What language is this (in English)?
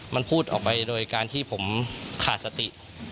Thai